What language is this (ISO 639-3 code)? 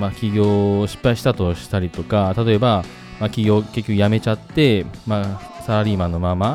jpn